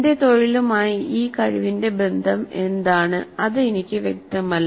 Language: Malayalam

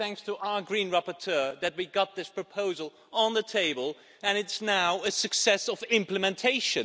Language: English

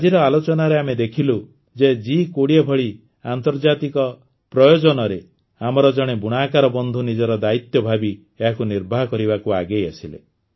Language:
Odia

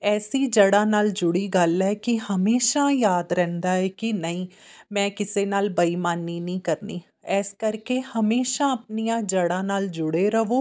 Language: Punjabi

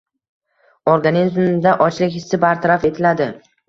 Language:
Uzbek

